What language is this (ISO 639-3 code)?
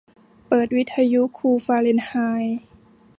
tha